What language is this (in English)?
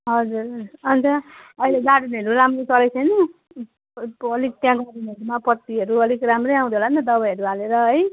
Nepali